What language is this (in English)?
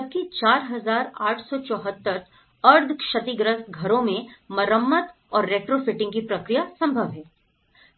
Hindi